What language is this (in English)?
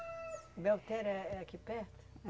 Portuguese